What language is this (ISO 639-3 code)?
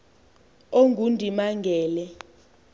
xho